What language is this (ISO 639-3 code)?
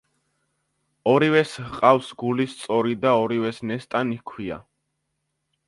kat